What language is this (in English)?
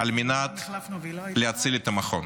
Hebrew